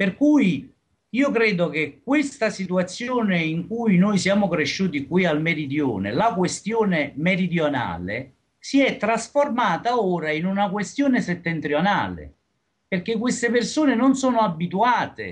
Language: Italian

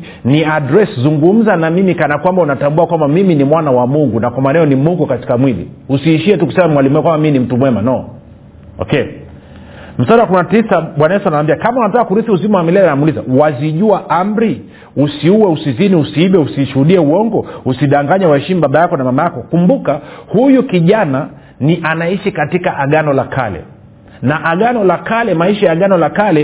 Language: Swahili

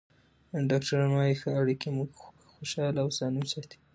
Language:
Pashto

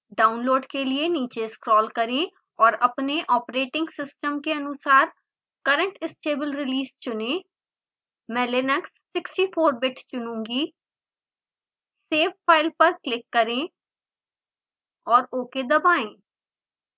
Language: Hindi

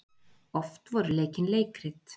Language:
Icelandic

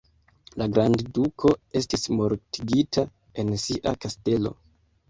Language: Esperanto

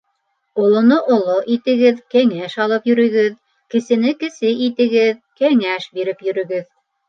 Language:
Bashkir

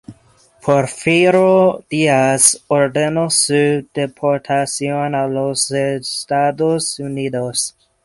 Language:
Spanish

